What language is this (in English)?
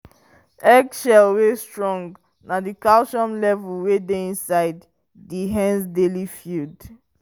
Nigerian Pidgin